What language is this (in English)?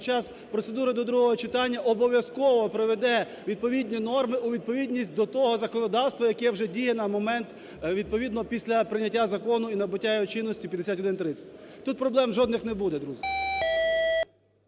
Ukrainian